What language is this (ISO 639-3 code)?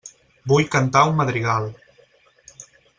cat